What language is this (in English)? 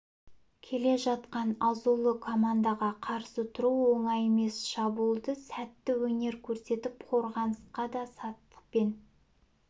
Kazakh